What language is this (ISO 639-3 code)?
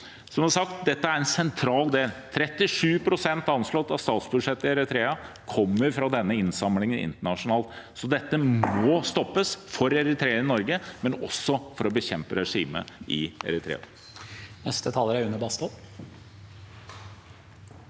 nor